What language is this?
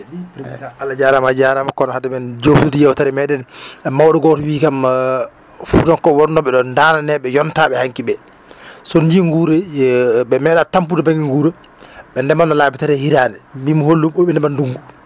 Fula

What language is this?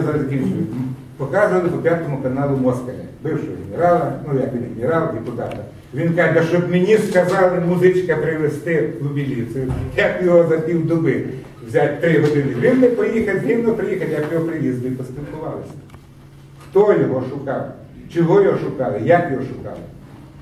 Ukrainian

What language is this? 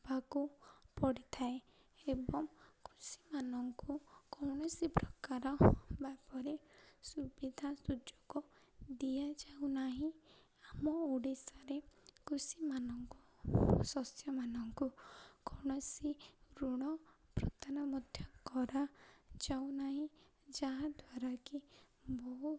Odia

